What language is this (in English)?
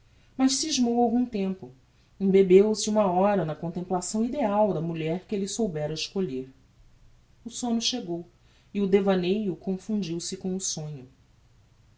Portuguese